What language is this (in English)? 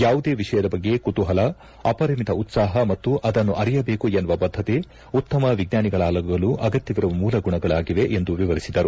Kannada